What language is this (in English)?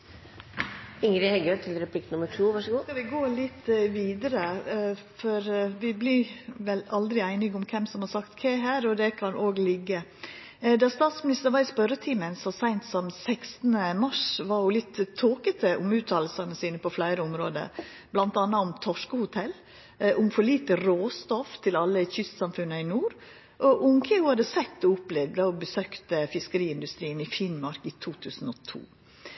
Norwegian Nynorsk